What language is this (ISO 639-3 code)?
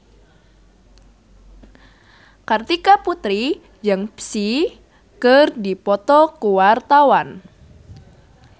sun